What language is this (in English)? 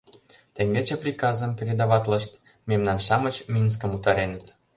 Mari